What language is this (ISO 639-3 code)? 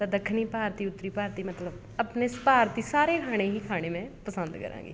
pan